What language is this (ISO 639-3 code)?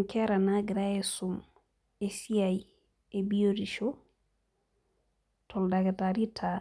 mas